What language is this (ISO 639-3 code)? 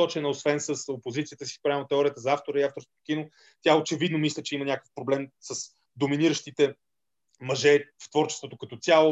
bul